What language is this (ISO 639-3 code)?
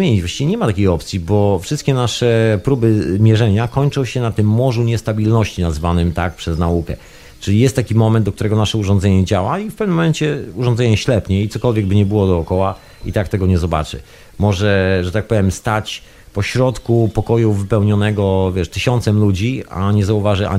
pol